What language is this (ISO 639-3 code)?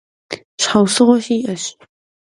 kbd